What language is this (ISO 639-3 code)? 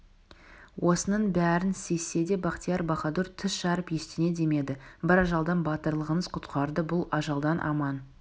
kaz